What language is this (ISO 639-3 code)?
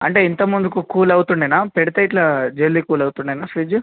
tel